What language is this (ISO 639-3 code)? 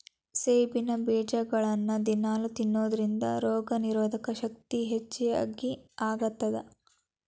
kan